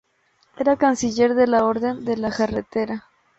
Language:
Spanish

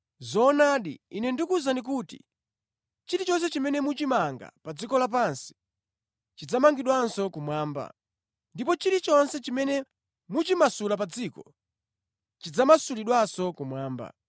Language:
Nyanja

